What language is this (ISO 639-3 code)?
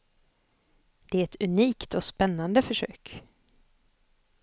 swe